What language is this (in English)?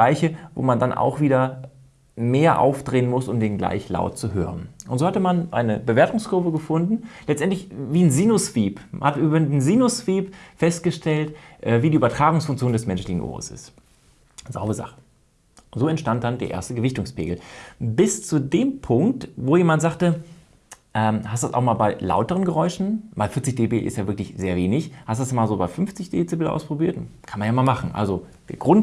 German